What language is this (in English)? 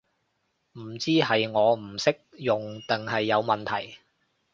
Cantonese